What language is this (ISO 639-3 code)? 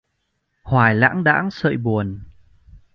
vie